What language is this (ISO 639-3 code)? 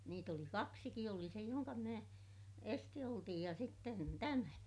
fin